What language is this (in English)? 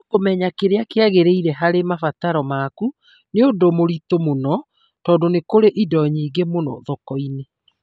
Kikuyu